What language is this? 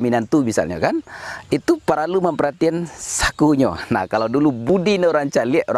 Malay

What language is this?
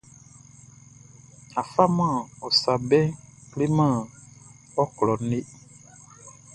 Baoulé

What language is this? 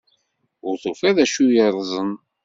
Kabyle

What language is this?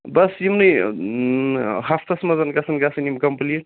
Kashmiri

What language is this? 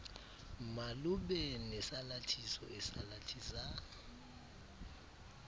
Xhosa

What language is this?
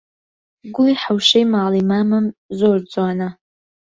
Central Kurdish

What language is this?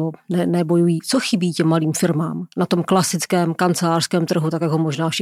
Czech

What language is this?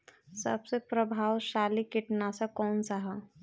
Bhojpuri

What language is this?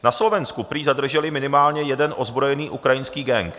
Czech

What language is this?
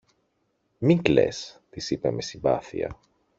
Greek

